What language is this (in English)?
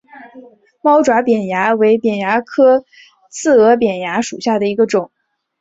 Chinese